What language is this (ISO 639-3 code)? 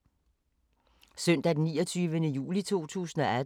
dan